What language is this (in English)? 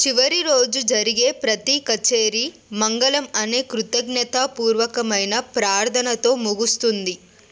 Telugu